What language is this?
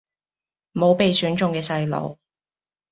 Cantonese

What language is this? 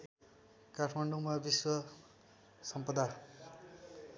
Nepali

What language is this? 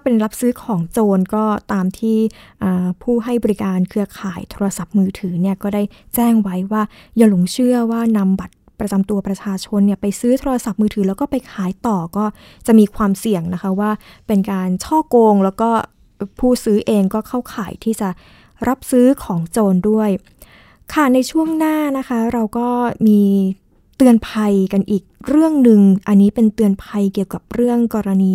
Thai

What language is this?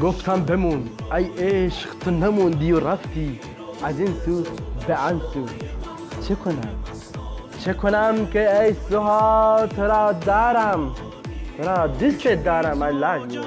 Persian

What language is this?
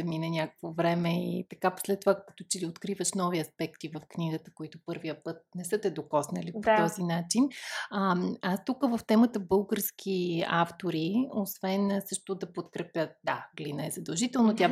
Bulgarian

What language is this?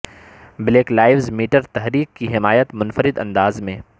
Urdu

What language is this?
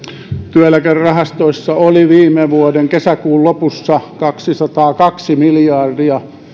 Finnish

